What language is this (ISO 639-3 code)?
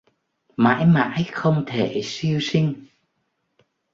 vie